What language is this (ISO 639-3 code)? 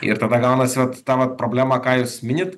lit